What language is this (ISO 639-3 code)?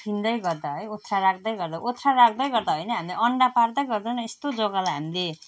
nep